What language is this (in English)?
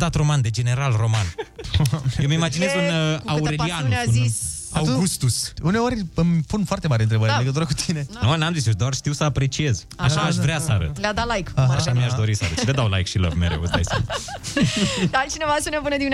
Romanian